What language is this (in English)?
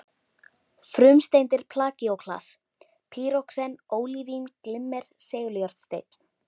Icelandic